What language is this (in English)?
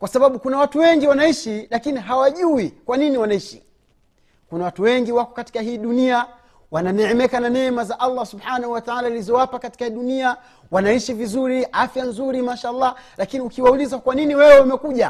Swahili